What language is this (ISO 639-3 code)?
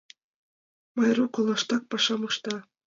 chm